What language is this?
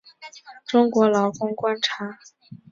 Chinese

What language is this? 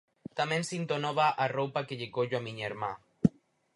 Galician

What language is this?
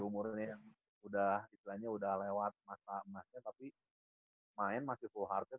Indonesian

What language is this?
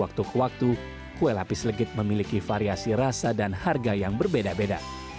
Indonesian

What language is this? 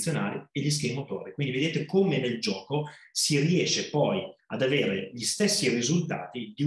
Italian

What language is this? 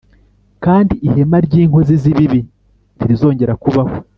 Kinyarwanda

